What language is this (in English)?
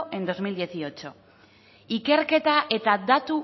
Basque